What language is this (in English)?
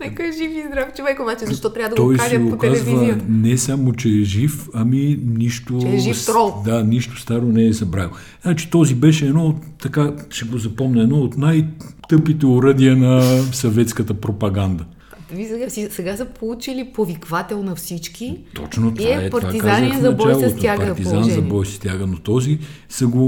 Bulgarian